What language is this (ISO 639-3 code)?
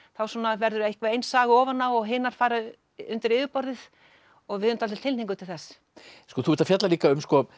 isl